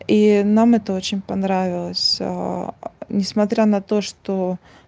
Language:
Russian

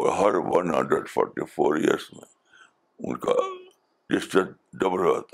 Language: Urdu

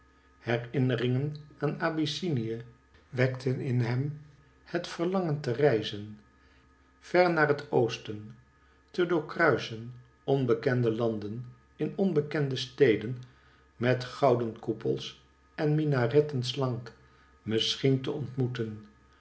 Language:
Dutch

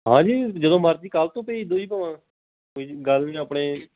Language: Punjabi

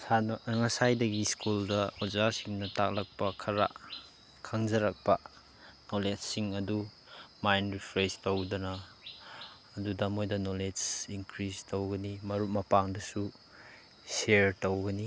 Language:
Manipuri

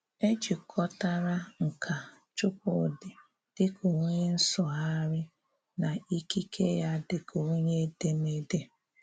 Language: Igbo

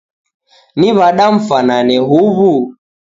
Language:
Taita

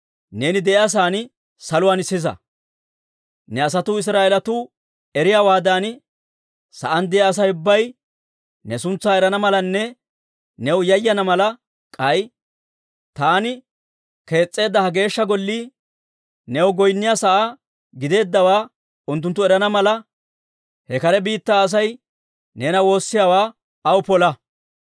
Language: Dawro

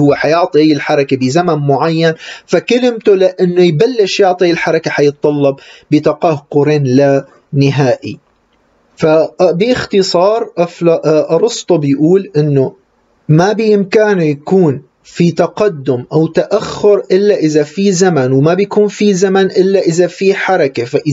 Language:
Arabic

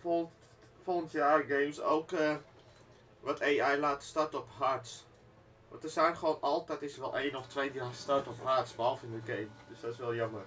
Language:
Dutch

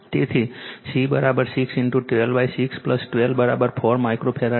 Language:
Gujarati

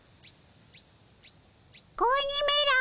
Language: Japanese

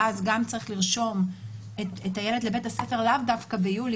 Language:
Hebrew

